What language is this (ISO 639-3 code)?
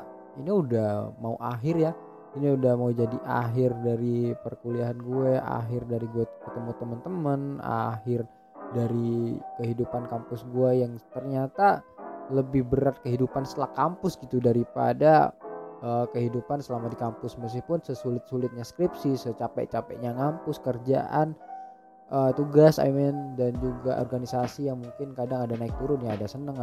ind